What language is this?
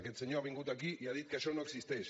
Catalan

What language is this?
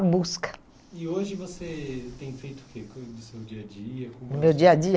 Portuguese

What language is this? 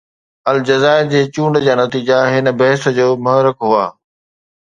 Sindhi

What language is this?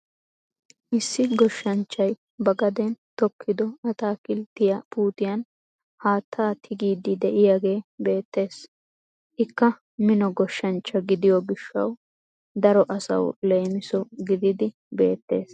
Wolaytta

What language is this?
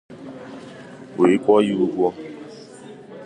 Igbo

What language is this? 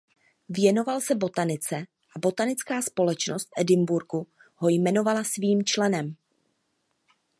Czech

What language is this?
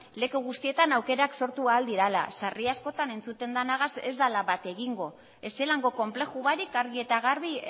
Basque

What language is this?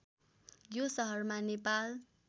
Nepali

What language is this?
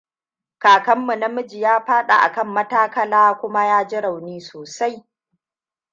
Hausa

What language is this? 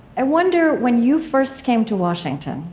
English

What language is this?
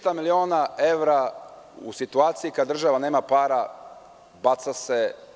Serbian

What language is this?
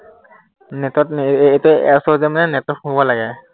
Assamese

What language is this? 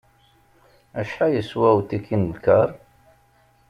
Kabyle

